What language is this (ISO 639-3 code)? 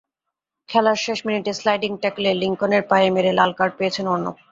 ben